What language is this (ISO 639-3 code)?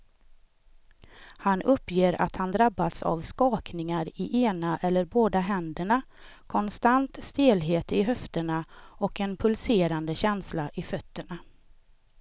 swe